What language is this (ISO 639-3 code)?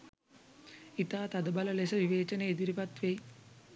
sin